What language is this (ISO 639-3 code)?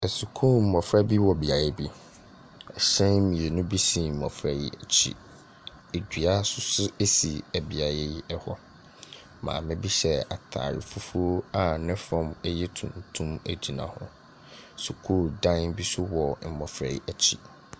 aka